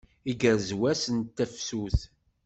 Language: Kabyle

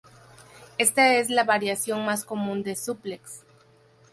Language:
Spanish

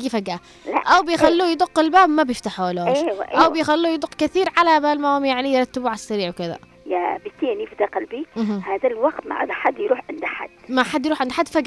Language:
Arabic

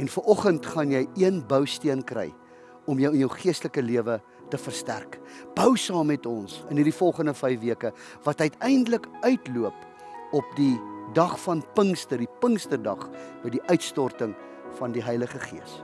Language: Dutch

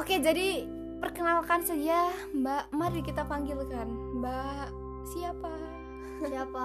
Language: Indonesian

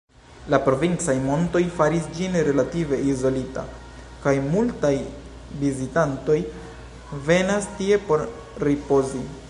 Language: Esperanto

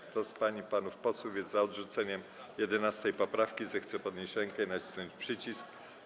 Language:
Polish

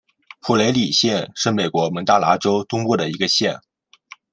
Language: Chinese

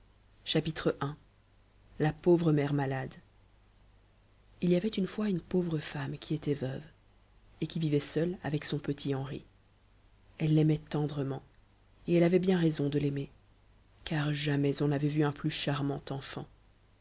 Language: French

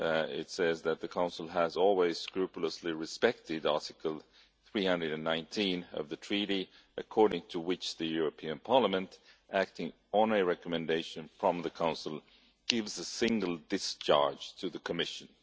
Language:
English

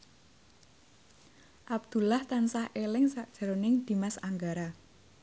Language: Javanese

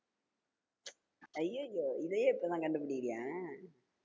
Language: Tamil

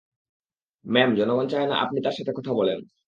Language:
Bangla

